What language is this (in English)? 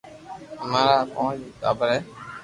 Loarki